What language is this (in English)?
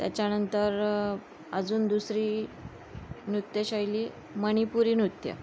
Marathi